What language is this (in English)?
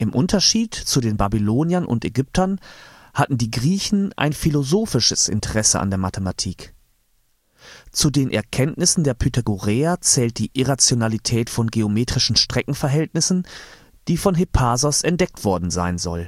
German